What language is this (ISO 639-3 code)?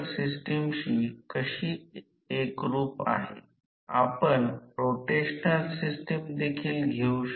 mar